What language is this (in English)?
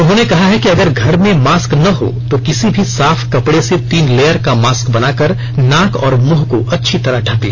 Hindi